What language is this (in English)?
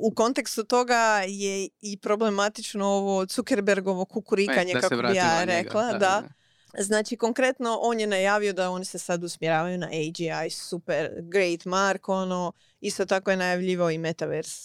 Croatian